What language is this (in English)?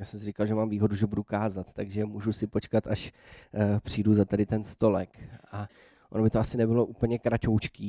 Czech